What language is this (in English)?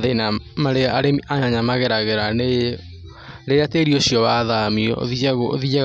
Kikuyu